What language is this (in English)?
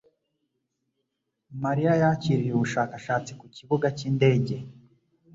Kinyarwanda